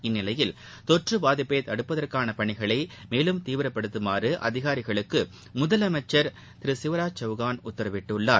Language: Tamil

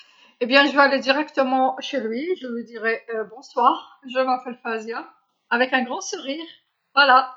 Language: Algerian Arabic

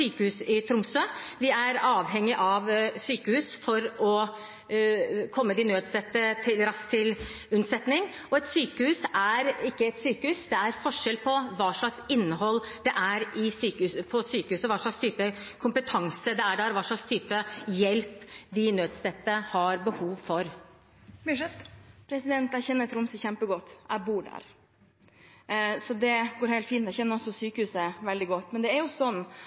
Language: Norwegian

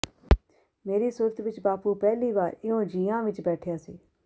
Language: Punjabi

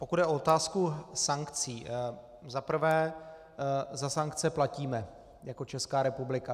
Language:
Czech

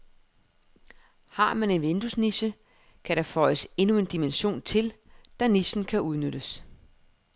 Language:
Danish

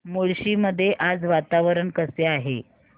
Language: Marathi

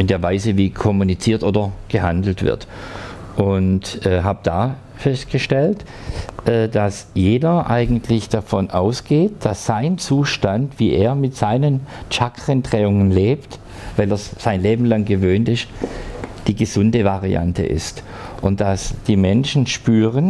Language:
German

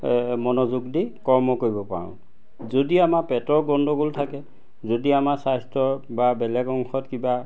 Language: Assamese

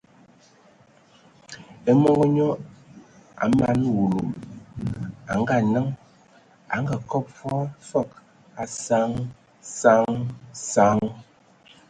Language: Ewondo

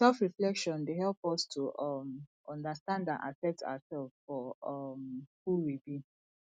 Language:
Nigerian Pidgin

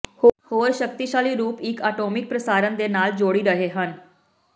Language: Punjabi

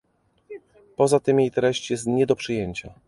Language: Polish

